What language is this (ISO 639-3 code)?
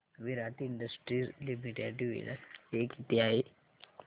mar